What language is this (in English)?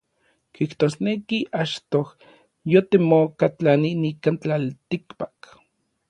Orizaba Nahuatl